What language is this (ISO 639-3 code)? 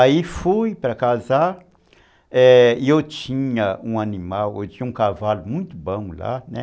por